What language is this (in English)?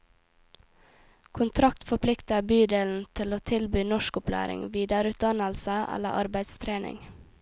Norwegian